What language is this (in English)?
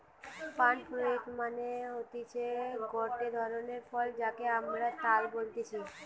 Bangla